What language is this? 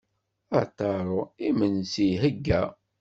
Kabyle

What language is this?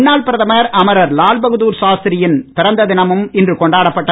Tamil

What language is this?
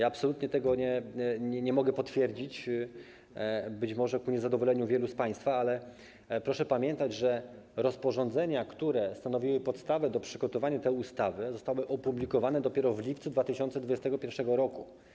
Polish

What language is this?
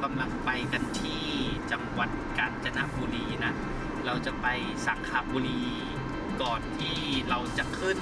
Thai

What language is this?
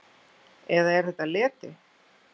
Icelandic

